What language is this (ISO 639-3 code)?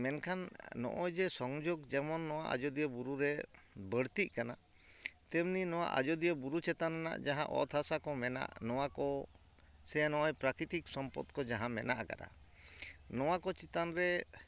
sat